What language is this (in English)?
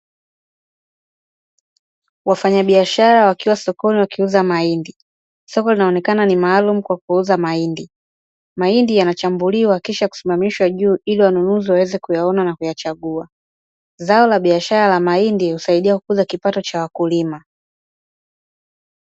Swahili